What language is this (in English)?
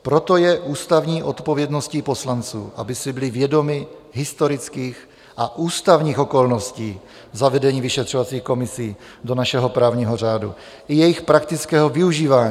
Czech